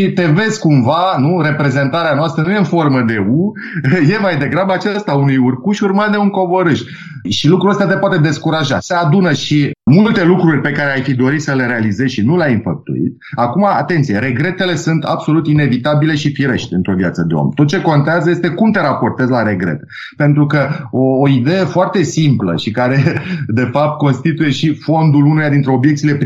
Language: Romanian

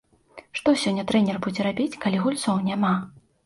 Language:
Belarusian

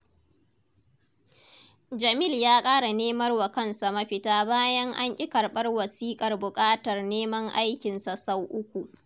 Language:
Hausa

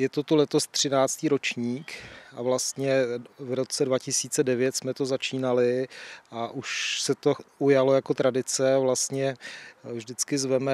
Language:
Czech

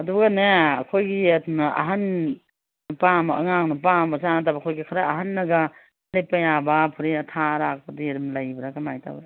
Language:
Manipuri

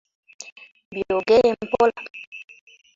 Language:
Ganda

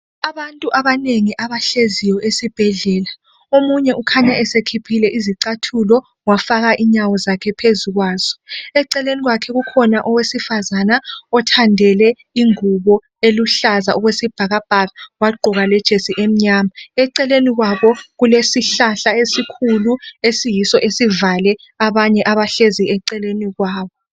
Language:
North Ndebele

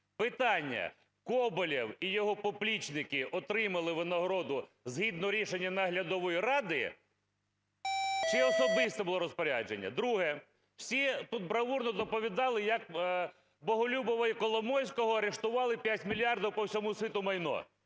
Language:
Ukrainian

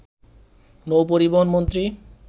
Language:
Bangla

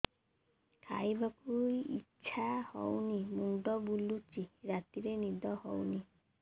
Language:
Odia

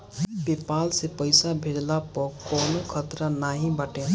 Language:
Bhojpuri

